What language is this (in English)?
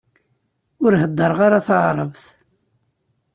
Kabyle